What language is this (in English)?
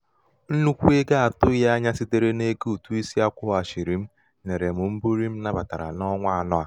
Igbo